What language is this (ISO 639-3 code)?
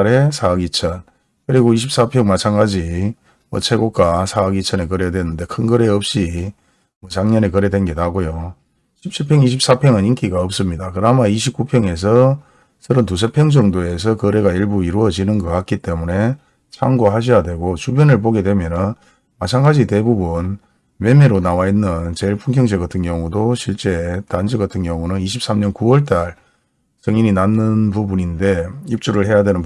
kor